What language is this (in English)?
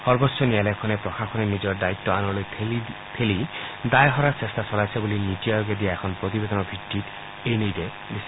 Assamese